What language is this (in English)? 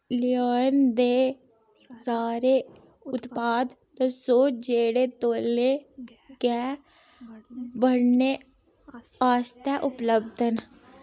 Dogri